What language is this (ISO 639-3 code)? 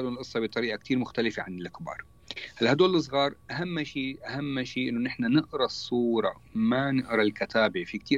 ara